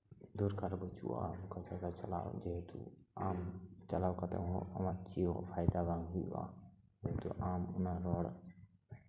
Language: Santali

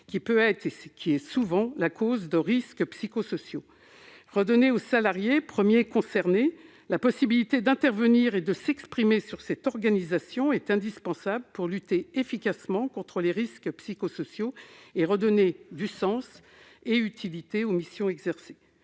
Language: French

